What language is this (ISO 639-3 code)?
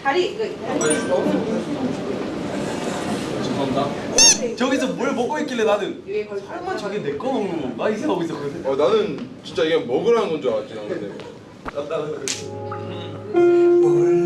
kor